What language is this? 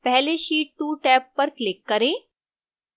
Hindi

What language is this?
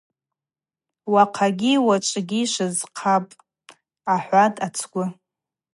Abaza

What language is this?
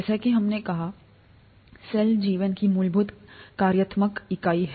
Hindi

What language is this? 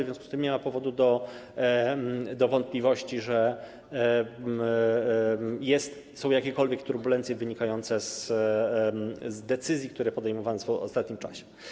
Polish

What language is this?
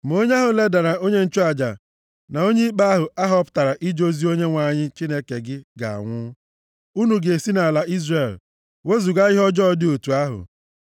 Igbo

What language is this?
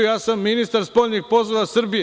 Serbian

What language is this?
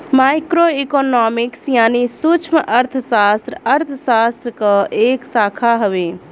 Bhojpuri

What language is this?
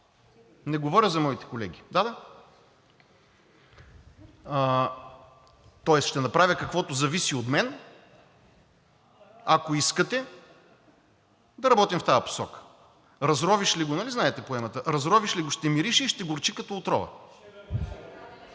Bulgarian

